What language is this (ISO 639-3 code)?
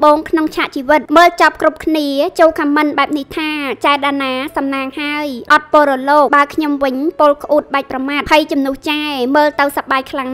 tha